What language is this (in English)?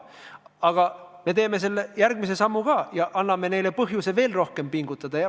Estonian